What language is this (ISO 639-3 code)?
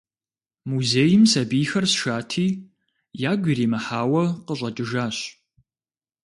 kbd